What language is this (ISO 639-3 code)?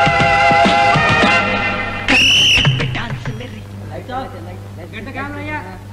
tel